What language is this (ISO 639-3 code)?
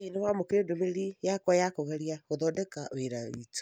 kik